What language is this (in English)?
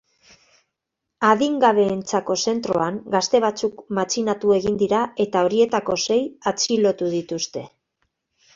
Basque